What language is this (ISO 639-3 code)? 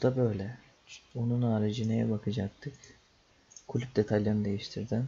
tur